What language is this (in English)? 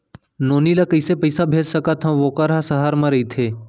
Chhattisgarhi